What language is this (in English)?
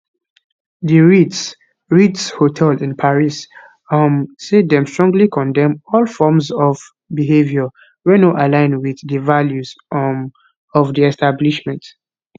Nigerian Pidgin